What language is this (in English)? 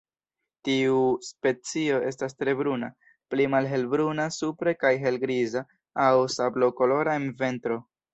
Esperanto